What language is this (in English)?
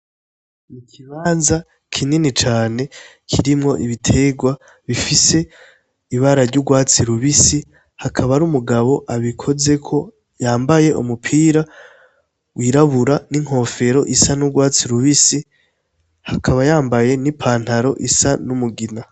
Rundi